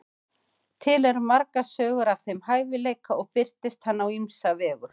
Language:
Icelandic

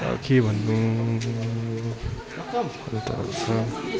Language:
Nepali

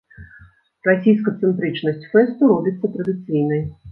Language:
Belarusian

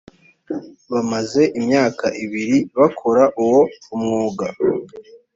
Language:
Kinyarwanda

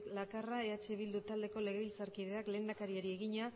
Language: Basque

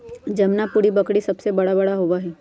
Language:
Magahi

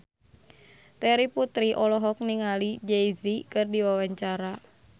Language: Sundanese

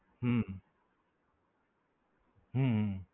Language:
Gujarati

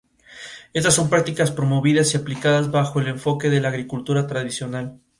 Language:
Spanish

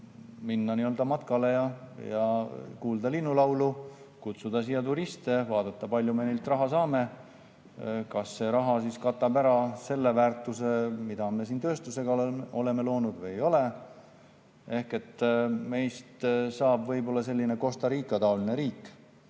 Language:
Estonian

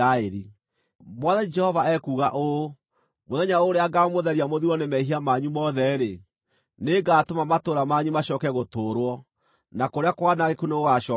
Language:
Kikuyu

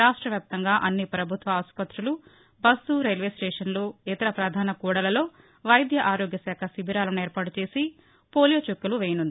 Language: Telugu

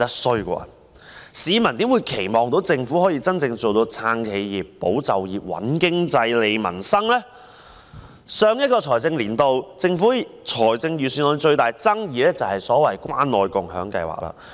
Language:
Cantonese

